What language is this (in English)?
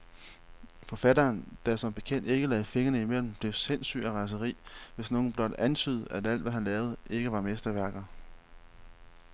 Danish